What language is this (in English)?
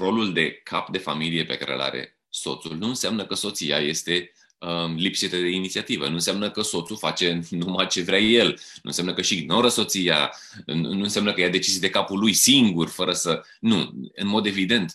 Romanian